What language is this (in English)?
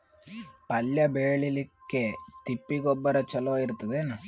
Kannada